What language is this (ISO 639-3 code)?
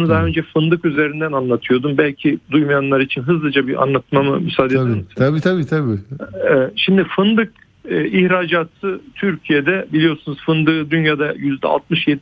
tur